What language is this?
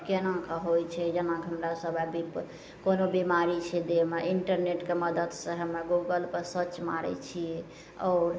Maithili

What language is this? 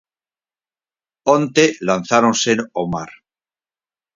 Galician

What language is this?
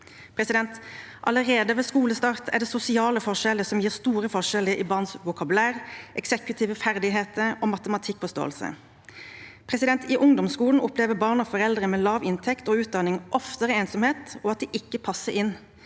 Norwegian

